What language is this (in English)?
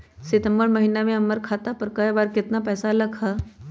Magahi